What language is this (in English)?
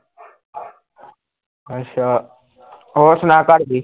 Punjabi